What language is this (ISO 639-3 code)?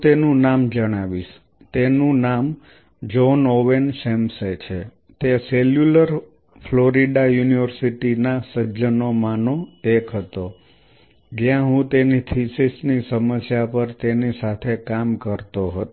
guj